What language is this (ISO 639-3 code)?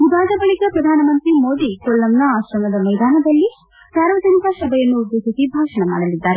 kan